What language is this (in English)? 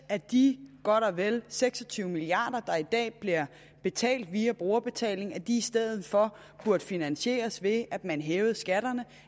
Danish